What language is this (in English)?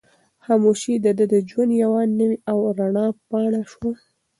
Pashto